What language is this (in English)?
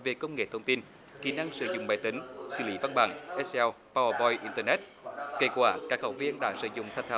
Vietnamese